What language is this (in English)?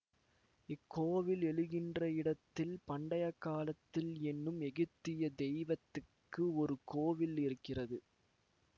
Tamil